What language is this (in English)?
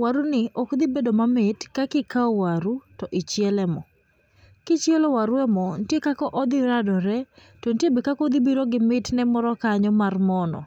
Luo (Kenya and Tanzania)